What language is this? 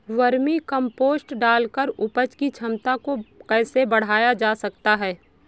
Hindi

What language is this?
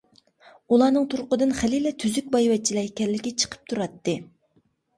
Uyghur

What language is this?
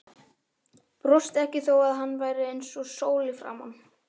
Icelandic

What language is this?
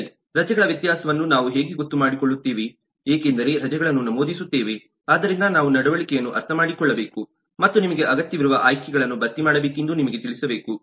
Kannada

